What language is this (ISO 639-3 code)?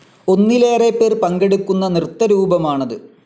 mal